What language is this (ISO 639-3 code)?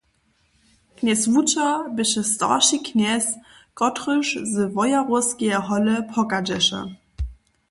hsb